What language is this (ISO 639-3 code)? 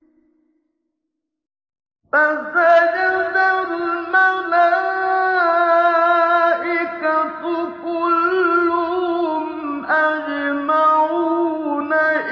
ara